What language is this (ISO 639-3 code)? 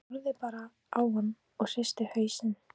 isl